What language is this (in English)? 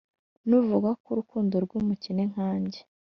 Kinyarwanda